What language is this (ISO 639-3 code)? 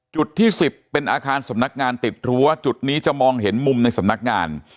tha